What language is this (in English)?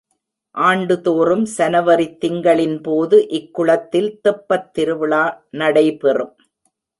Tamil